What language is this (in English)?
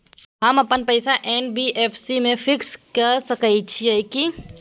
Maithili